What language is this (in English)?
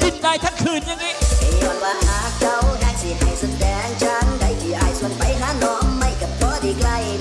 Thai